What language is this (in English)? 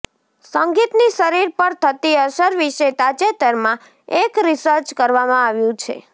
Gujarati